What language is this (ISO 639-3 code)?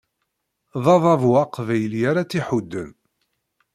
kab